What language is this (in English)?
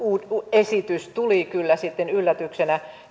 Finnish